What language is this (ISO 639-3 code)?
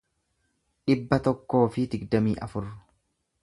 orm